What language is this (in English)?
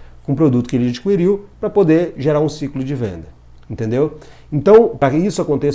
Portuguese